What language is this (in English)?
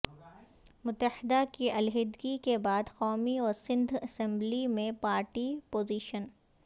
Urdu